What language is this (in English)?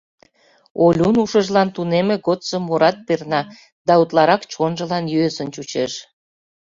Mari